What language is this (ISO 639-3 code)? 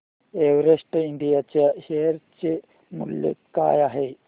mar